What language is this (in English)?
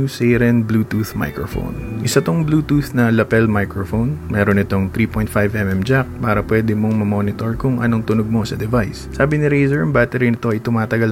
Filipino